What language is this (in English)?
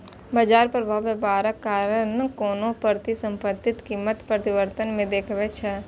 Maithili